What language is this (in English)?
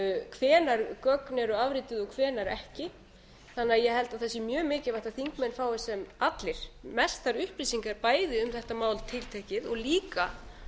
Icelandic